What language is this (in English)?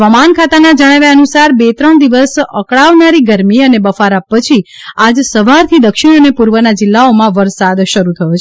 Gujarati